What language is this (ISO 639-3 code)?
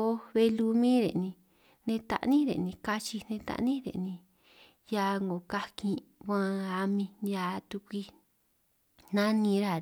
trq